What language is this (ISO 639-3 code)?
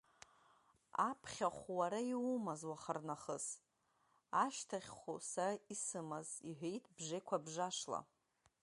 abk